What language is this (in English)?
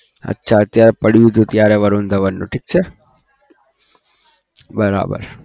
Gujarati